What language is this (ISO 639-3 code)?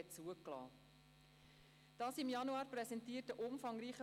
gsw